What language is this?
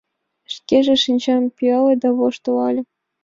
Mari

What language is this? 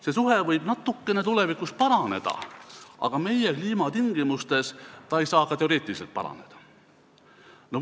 Estonian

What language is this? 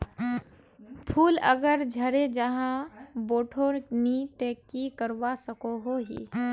Magahi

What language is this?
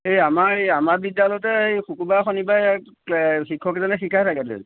Assamese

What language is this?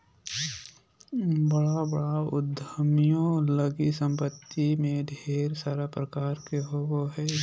Magahi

